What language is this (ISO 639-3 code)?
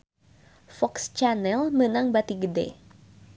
sun